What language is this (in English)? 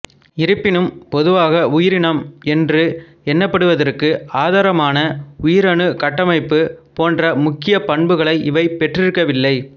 Tamil